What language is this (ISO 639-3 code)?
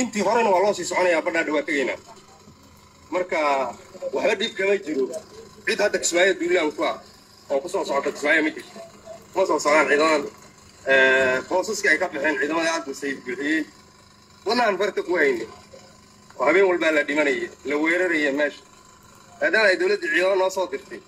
ara